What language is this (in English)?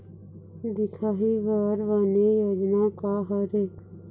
Chhattisgarhi